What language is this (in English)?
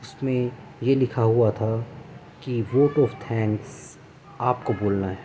Urdu